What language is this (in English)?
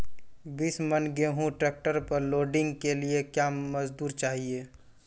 Maithili